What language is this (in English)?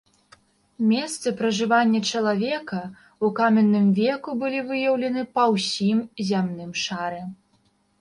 Belarusian